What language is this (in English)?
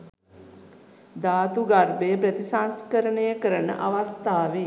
Sinhala